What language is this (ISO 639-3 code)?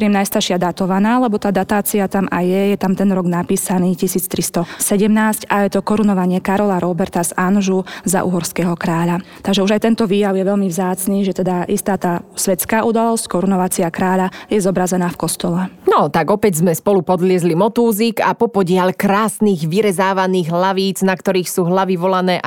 slk